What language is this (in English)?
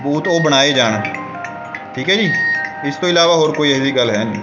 Punjabi